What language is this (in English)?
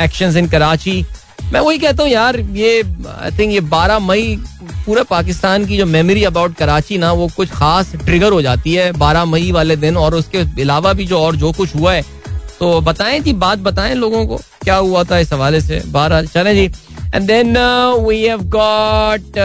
Hindi